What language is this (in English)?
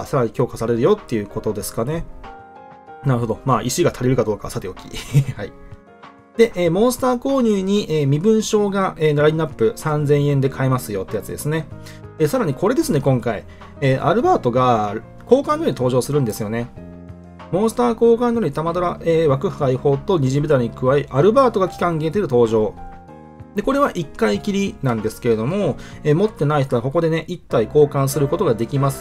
Japanese